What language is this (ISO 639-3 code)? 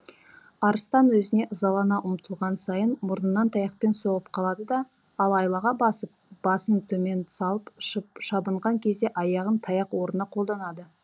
kaz